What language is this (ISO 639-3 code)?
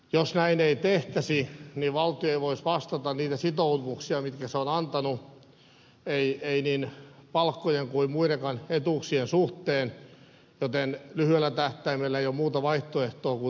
fin